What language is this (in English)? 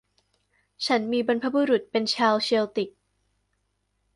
Thai